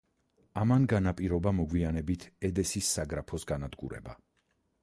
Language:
Georgian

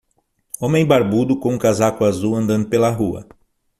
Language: Portuguese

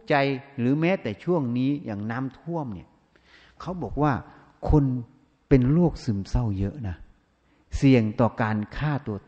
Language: Thai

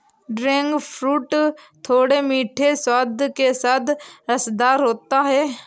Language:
Hindi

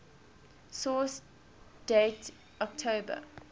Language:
English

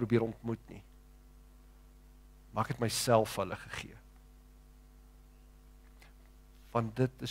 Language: Dutch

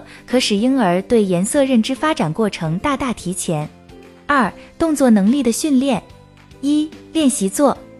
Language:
Chinese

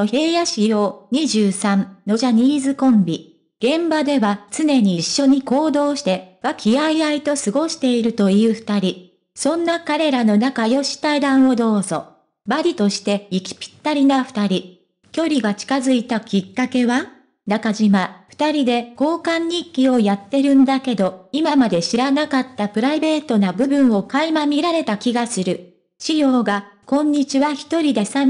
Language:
Japanese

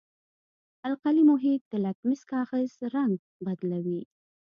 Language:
Pashto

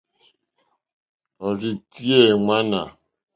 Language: Mokpwe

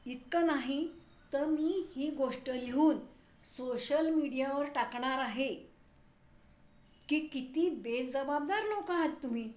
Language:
Marathi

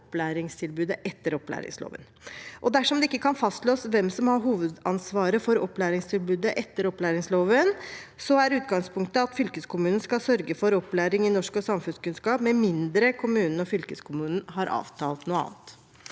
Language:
Norwegian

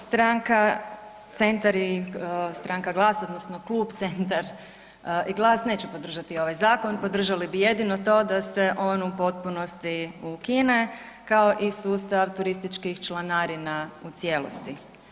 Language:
Croatian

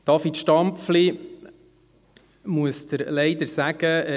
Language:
Swiss German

